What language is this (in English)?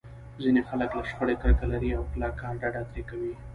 Pashto